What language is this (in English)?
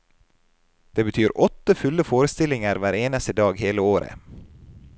Norwegian